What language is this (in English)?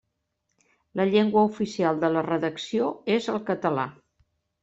Catalan